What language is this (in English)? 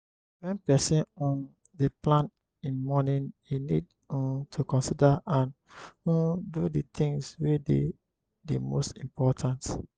Nigerian Pidgin